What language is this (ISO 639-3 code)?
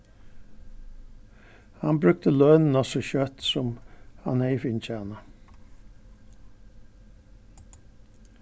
fao